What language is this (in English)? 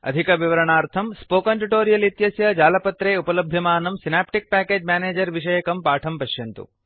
Sanskrit